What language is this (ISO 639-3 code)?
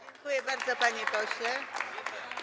pol